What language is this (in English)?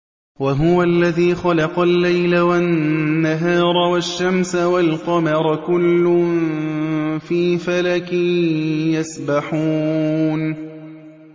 Arabic